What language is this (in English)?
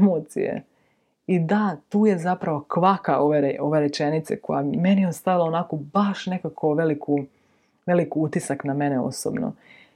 Croatian